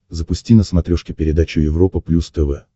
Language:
Russian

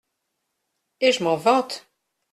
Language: French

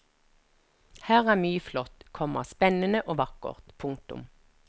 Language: Norwegian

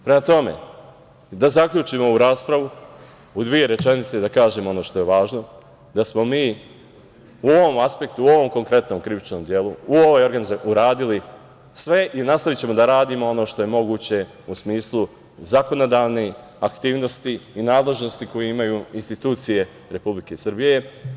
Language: Serbian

